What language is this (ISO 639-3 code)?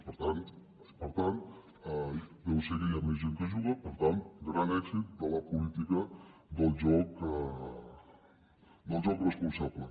cat